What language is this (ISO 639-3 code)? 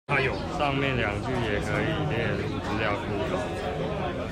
zho